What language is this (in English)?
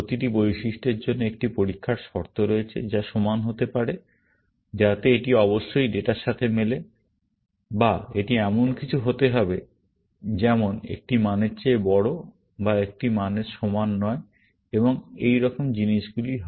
Bangla